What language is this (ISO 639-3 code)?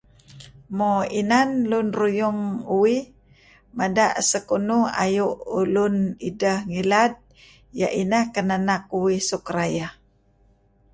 kzi